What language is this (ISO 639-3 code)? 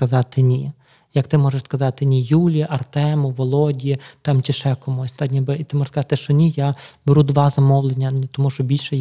ukr